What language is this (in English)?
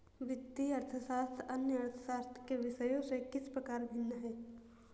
Hindi